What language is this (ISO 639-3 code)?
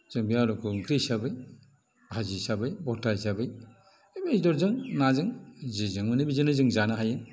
brx